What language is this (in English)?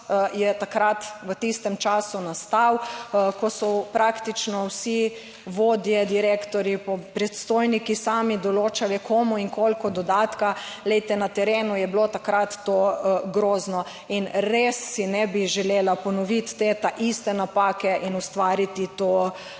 Slovenian